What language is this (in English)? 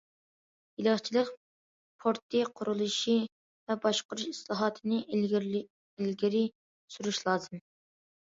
Uyghur